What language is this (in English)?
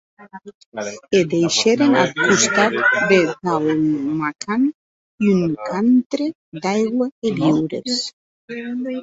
Occitan